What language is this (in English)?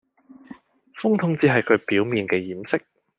Cantonese